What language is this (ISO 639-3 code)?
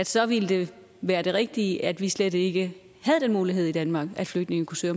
dan